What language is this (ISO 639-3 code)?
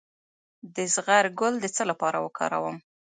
pus